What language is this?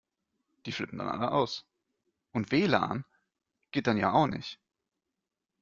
German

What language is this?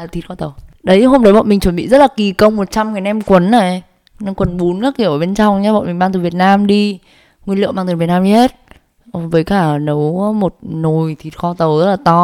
Vietnamese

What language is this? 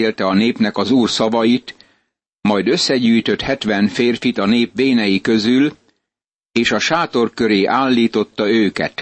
Hungarian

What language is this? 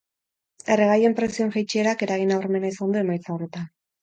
Basque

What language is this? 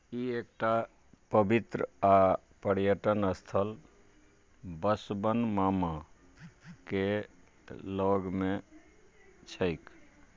Maithili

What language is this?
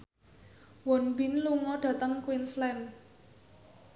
Javanese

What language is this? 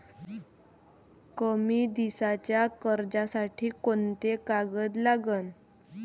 Marathi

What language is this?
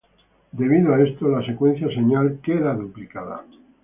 Spanish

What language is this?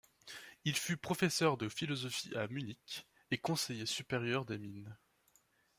French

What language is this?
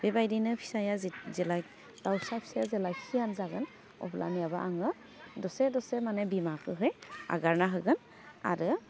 Bodo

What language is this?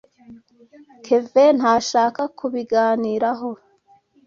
Kinyarwanda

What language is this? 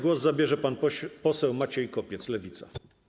Polish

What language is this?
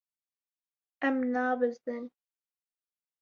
Kurdish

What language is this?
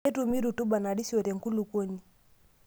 Masai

